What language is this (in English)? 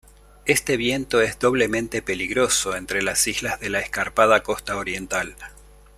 Spanish